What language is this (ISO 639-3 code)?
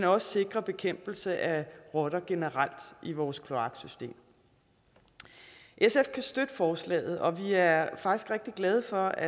dan